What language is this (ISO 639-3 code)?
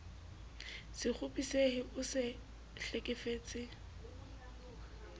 sot